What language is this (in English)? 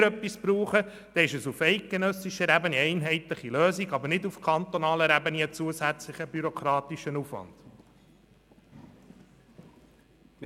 Swiss German